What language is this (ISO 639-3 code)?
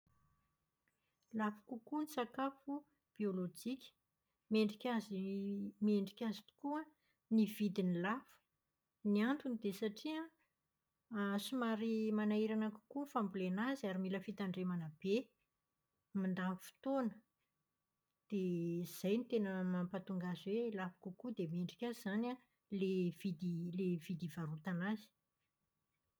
mlg